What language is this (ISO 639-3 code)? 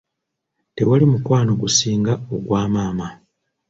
lug